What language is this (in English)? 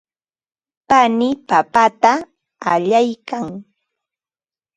Ambo-Pasco Quechua